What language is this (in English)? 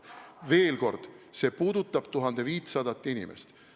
Estonian